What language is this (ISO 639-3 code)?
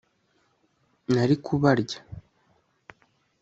kin